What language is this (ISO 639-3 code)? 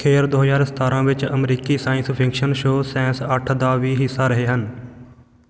pan